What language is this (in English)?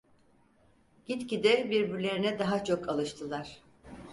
Turkish